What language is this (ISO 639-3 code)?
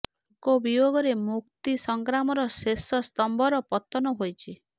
ori